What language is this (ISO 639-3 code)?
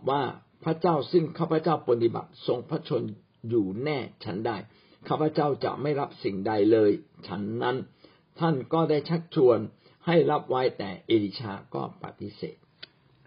tha